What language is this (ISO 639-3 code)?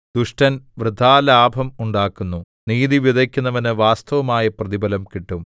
mal